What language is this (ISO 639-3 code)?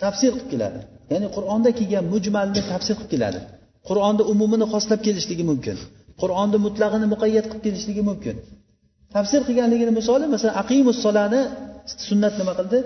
bul